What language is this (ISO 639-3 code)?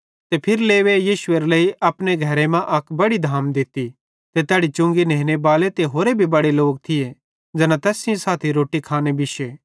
bhd